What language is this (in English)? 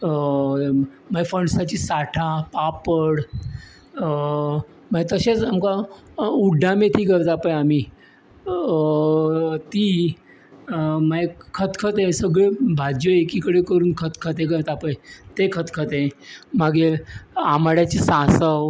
Konkani